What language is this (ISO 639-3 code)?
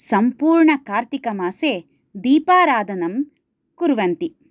san